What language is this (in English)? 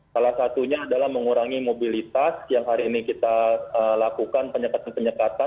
Indonesian